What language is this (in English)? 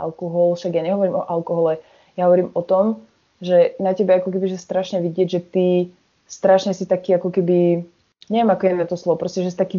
Slovak